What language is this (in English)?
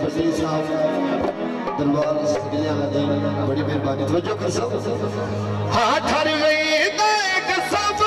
Arabic